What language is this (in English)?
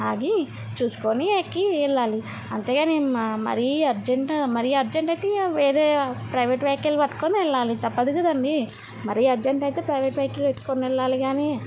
Telugu